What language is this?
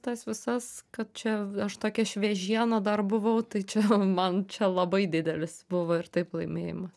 Lithuanian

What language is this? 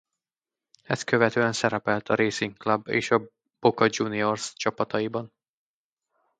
Hungarian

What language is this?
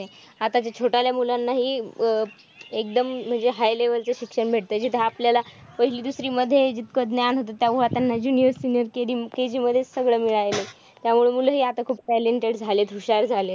Marathi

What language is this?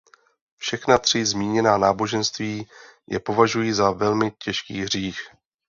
Czech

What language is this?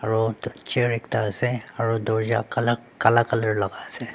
Naga Pidgin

